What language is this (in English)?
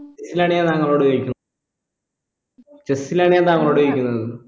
Malayalam